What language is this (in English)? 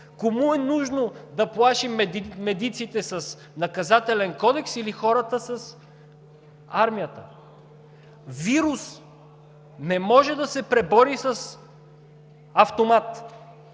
Bulgarian